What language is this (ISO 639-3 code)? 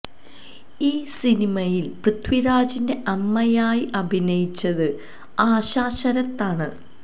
mal